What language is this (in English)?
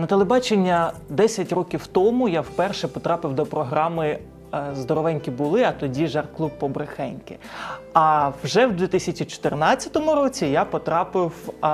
Ukrainian